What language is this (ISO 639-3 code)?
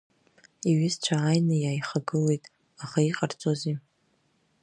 abk